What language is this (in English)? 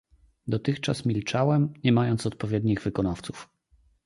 Polish